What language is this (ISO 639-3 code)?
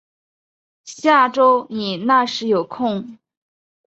zho